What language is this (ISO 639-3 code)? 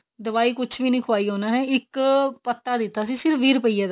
pan